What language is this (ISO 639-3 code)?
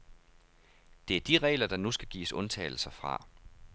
dan